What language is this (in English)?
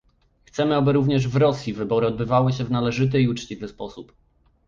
Polish